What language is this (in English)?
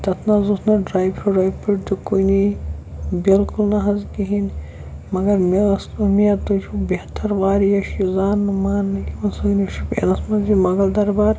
Kashmiri